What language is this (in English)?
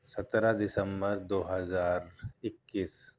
Urdu